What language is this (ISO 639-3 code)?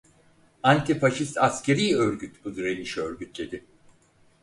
tur